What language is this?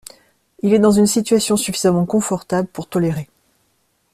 French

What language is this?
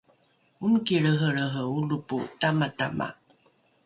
Rukai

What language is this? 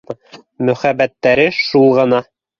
Bashkir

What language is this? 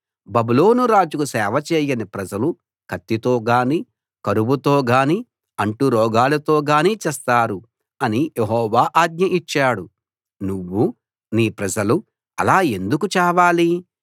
Telugu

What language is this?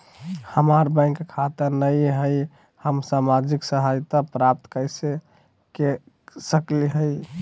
Magahi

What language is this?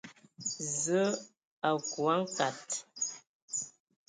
Ewondo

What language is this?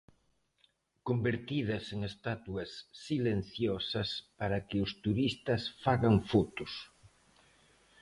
Galician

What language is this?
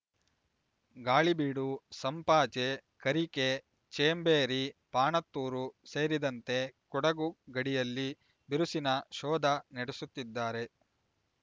Kannada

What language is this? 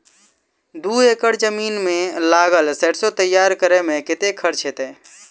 Maithili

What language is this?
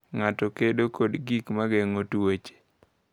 Luo (Kenya and Tanzania)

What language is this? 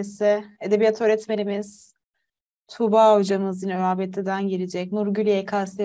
Turkish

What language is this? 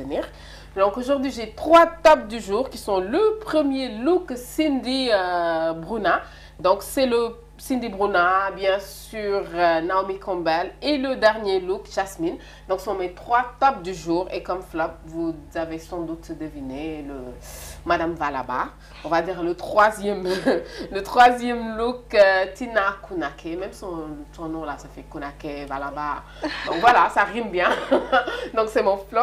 French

